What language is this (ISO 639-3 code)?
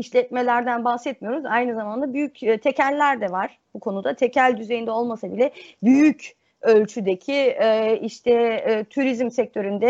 tur